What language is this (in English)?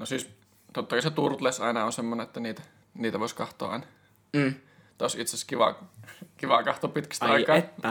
Finnish